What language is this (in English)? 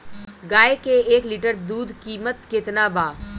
Bhojpuri